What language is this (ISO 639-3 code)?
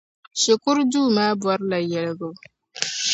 dag